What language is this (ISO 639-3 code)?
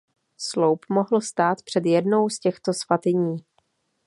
ces